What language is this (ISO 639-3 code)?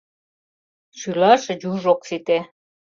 chm